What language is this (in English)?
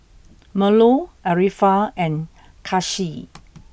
English